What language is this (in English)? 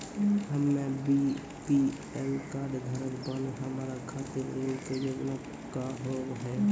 Maithili